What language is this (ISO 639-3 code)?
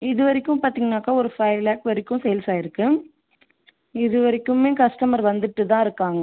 tam